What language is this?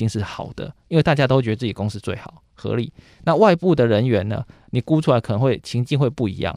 Chinese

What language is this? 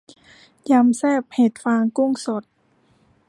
Thai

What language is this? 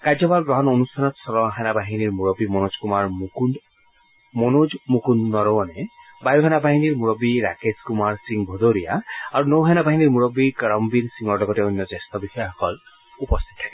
Assamese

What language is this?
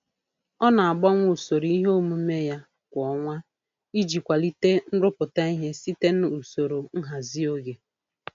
Igbo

